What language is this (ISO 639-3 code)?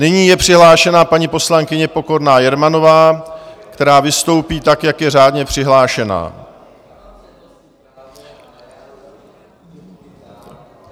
ces